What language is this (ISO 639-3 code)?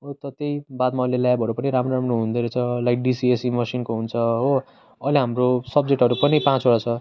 nep